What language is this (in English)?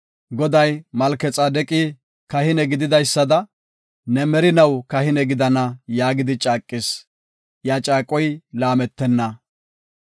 Gofa